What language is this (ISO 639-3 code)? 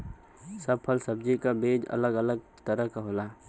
bho